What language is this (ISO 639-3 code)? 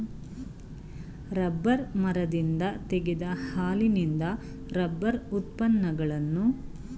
kan